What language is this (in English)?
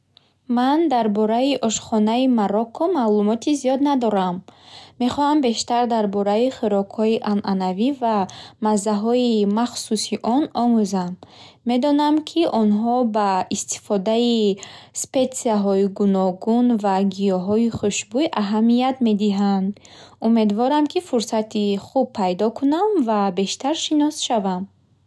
Bukharic